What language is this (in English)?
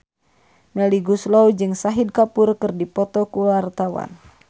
Sundanese